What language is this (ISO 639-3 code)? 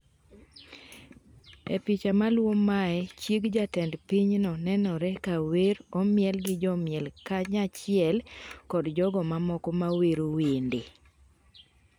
luo